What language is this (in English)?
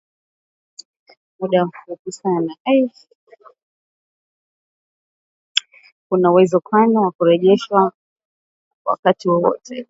Swahili